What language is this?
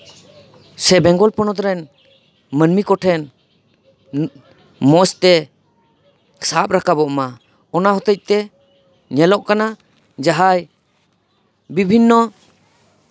Santali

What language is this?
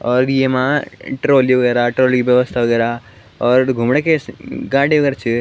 Garhwali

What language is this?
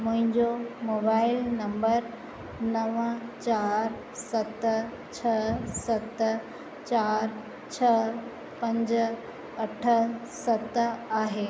Sindhi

